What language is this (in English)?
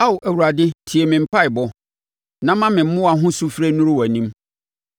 Akan